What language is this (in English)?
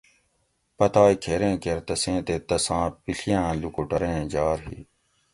Gawri